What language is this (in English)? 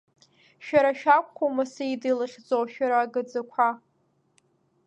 Abkhazian